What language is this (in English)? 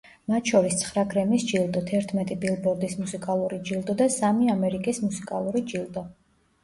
Georgian